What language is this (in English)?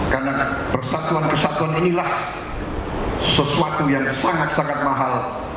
Indonesian